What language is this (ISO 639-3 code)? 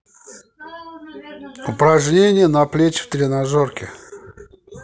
rus